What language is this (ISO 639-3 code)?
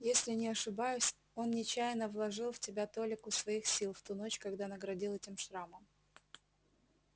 rus